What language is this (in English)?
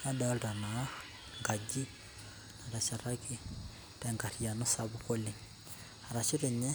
Masai